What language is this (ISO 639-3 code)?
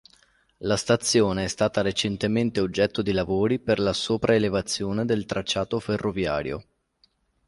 ita